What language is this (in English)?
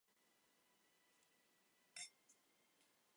Chinese